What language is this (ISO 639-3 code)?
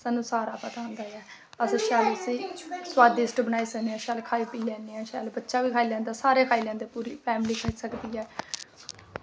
doi